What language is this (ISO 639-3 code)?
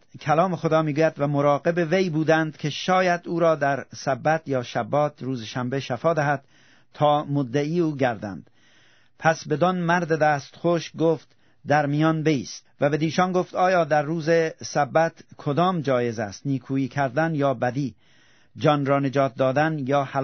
fas